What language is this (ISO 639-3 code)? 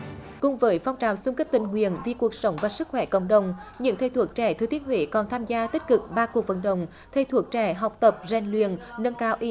vie